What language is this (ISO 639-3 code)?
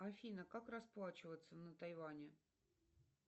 rus